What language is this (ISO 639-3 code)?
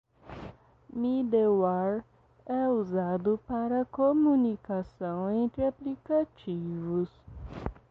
por